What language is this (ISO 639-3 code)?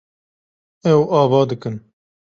kur